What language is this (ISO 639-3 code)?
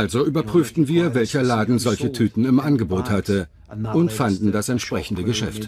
deu